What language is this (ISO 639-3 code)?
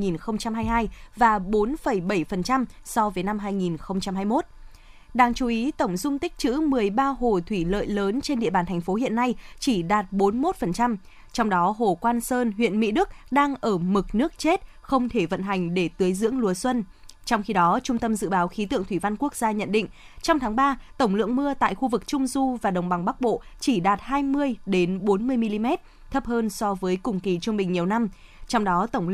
vie